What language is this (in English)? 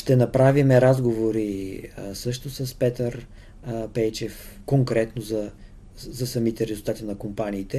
Bulgarian